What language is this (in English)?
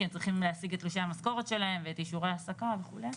Hebrew